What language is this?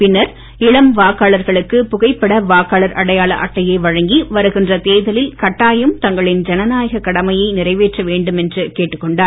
Tamil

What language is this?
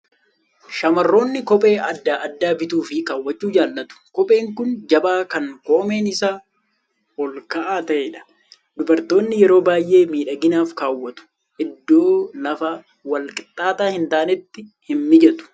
Oromo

